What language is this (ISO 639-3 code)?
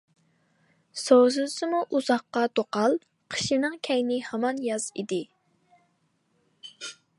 uig